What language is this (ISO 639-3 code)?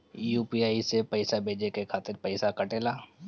bho